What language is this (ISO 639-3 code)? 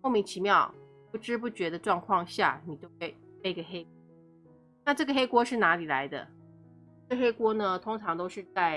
zho